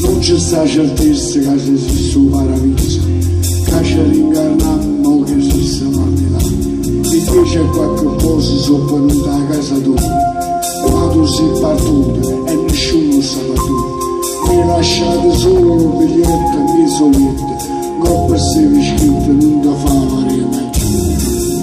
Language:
Italian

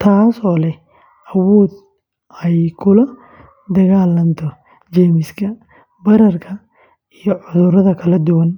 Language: Somali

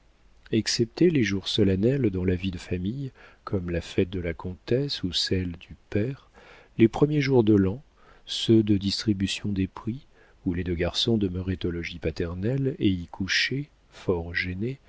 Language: French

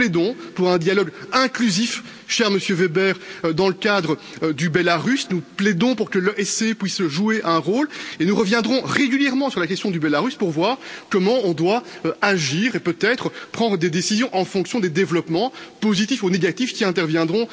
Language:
French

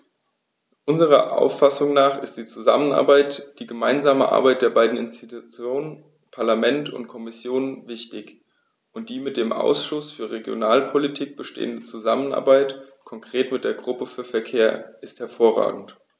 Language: German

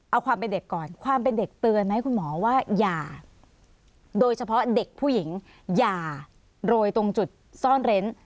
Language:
Thai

